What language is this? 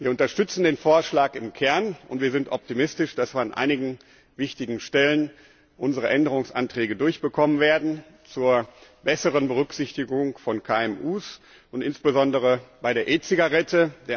German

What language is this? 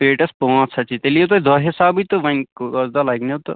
Kashmiri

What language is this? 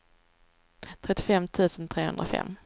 Swedish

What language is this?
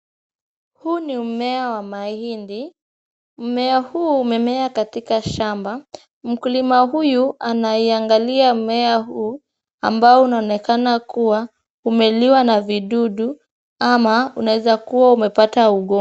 Swahili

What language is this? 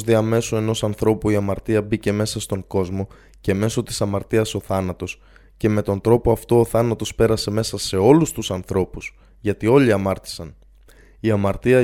Greek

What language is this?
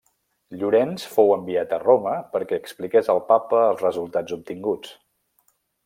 Catalan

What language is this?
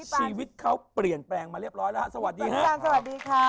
Thai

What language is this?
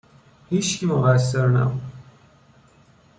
Persian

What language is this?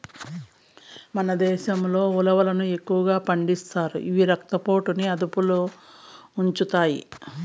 Telugu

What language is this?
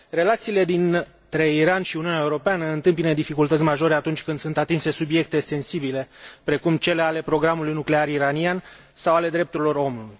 Romanian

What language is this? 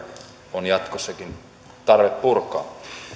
Finnish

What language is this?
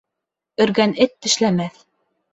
Bashkir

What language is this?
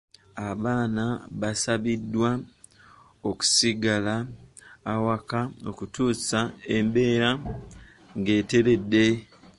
Ganda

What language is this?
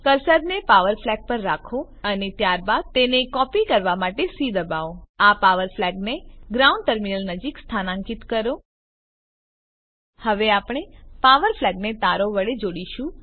Gujarati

